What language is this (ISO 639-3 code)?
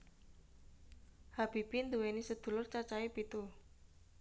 jav